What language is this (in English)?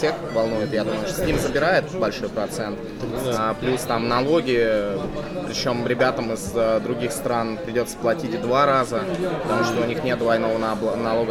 Russian